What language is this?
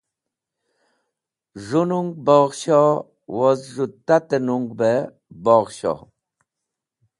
Wakhi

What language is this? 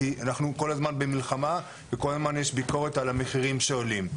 Hebrew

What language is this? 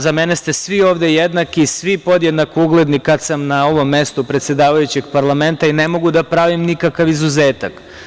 Serbian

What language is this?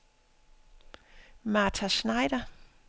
Danish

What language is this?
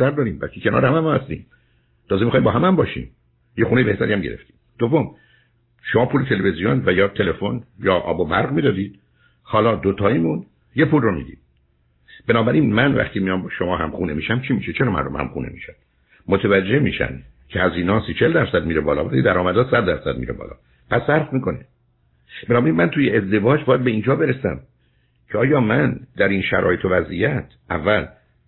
Persian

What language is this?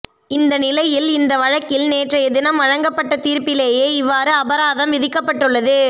Tamil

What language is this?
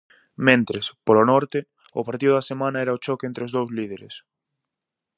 Galician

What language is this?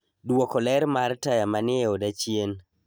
Luo (Kenya and Tanzania)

